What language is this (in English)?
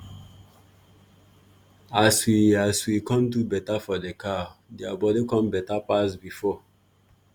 Nigerian Pidgin